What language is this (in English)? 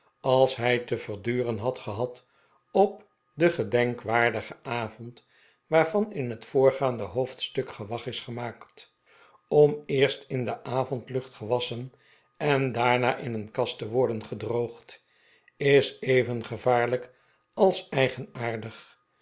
Dutch